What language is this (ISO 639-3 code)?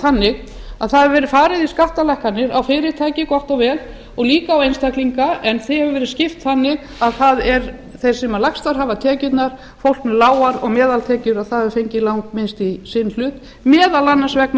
isl